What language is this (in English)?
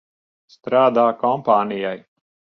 Latvian